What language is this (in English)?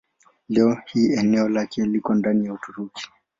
Swahili